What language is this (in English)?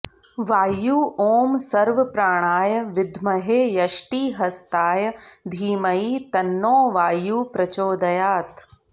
Sanskrit